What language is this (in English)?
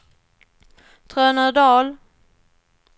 Swedish